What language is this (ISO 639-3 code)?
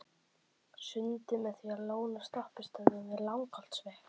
isl